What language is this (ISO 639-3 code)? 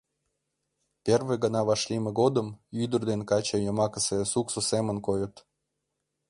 chm